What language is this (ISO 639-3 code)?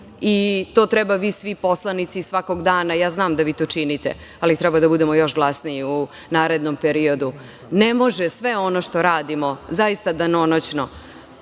srp